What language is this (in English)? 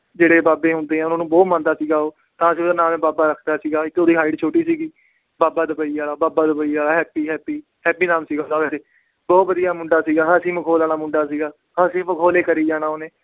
Punjabi